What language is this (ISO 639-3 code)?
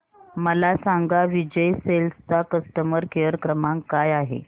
mar